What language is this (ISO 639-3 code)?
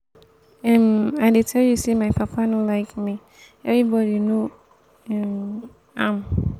pcm